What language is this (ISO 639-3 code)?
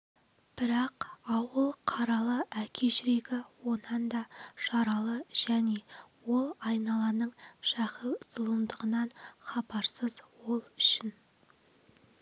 kaz